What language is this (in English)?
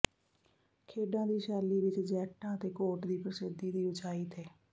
Punjabi